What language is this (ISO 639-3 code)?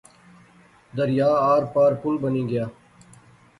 phr